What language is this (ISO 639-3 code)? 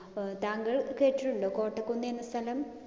mal